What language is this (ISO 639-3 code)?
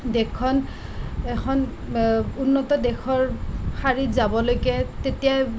asm